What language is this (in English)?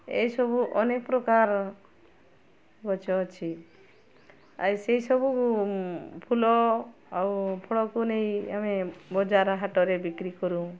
Odia